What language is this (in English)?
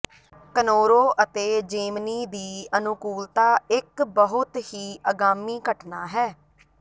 Punjabi